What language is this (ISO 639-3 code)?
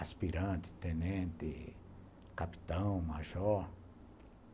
por